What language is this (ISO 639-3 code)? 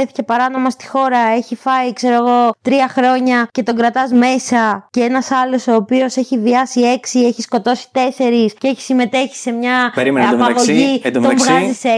ell